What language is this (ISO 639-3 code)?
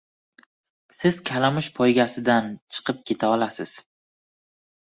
uzb